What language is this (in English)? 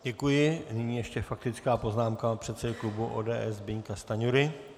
Czech